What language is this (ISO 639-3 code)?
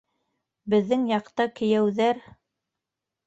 bak